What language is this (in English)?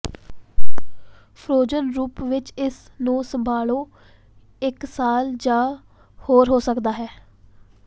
Punjabi